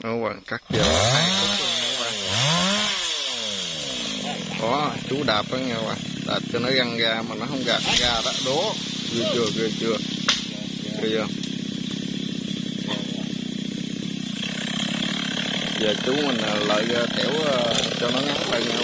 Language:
Vietnamese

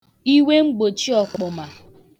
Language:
Igbo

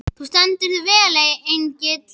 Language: Icelandic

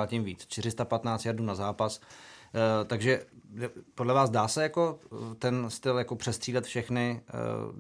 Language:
Czech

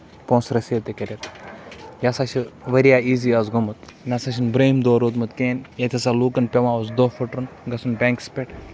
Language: Kashmiri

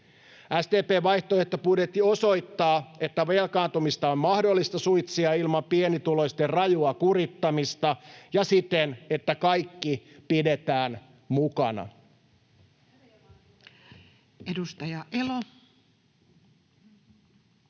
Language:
Finnish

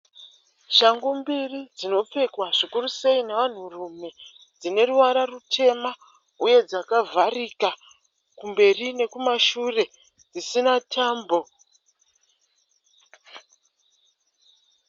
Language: Shona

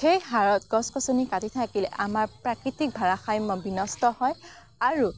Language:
Assamese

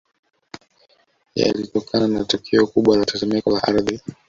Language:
Swahili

